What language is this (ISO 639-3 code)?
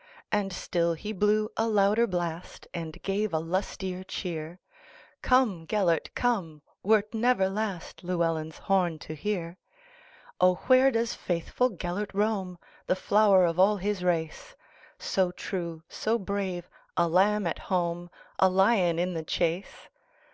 eng